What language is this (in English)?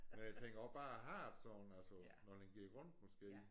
Danish